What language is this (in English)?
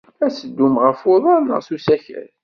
Kabyle